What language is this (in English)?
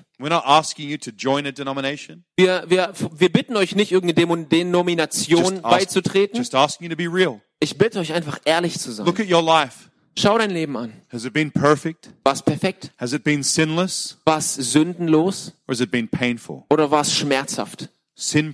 German